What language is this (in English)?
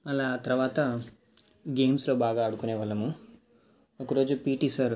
Telugu